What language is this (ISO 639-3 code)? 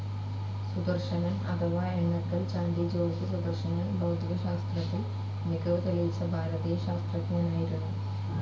mal